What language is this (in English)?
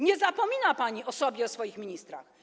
Polish